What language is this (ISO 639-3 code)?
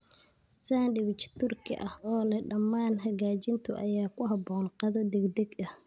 som